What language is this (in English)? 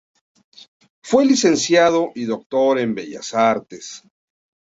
Spanish